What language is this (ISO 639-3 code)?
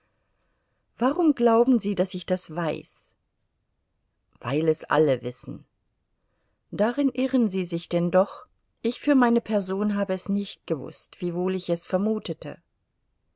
deu